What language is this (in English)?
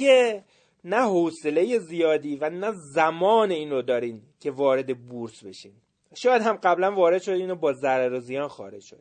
Persian